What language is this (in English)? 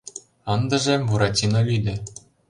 Mari